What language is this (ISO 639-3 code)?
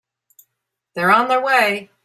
eng